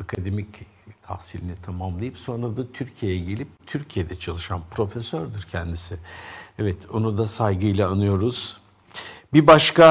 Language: Turkish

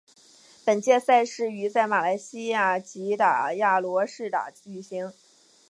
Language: Chinese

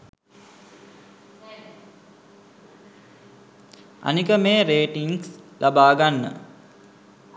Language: Sinhala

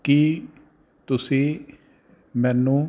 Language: Punjabi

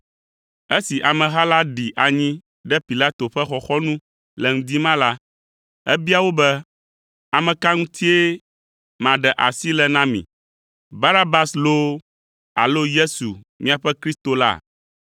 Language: Ewe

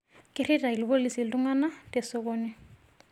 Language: Masai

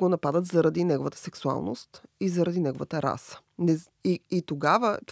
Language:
Bulgarian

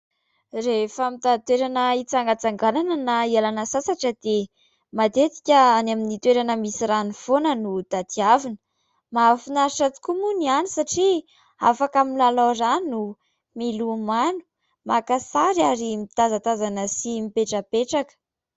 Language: Malagasy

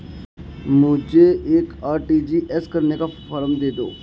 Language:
Hindi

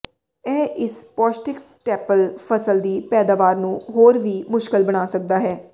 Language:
Punjabi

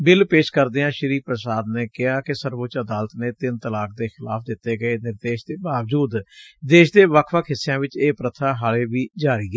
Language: Punjabi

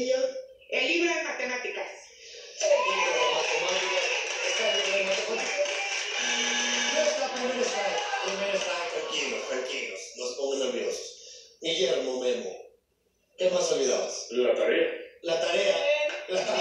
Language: Spanish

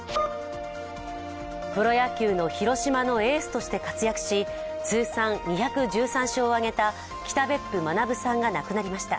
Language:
Japanese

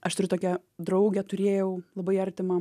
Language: Lithuanian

